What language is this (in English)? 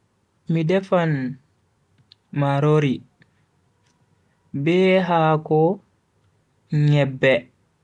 Bagirmi Fulfulde